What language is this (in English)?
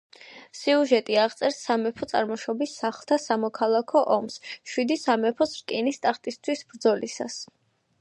Georgian